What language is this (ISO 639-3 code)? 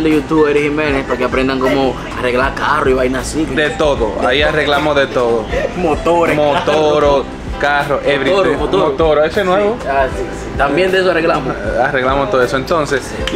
spa